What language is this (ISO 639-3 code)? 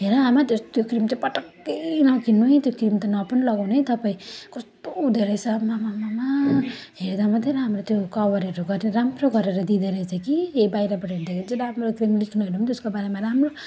nep